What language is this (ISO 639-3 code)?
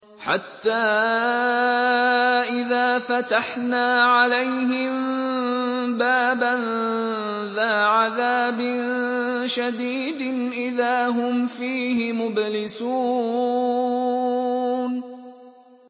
ara